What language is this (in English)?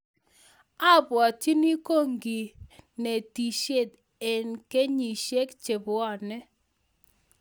Kalenjin